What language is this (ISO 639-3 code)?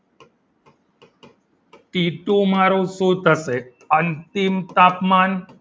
guj